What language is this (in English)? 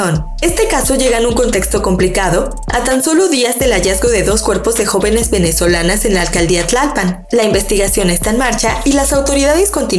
Spanish